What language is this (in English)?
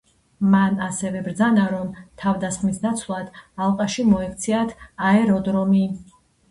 Georgian